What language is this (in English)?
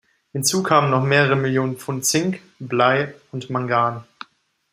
German